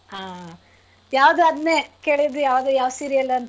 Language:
Kannada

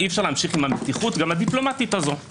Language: Hebrew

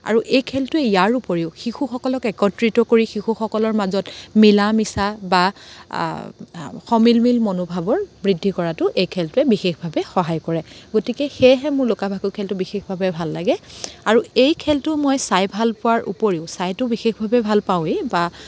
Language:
Assamese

